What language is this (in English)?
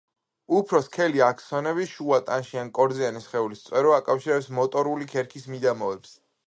Georgian